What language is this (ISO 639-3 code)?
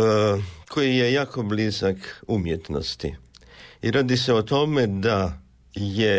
hrv